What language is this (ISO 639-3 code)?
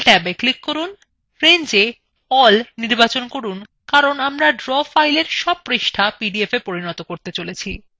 ben